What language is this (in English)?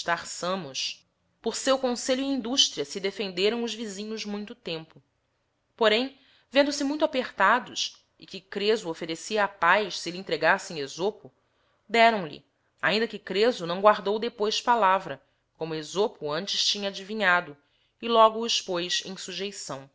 Portuguese